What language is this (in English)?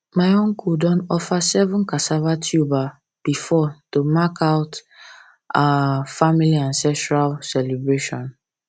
Nigerian Pidgin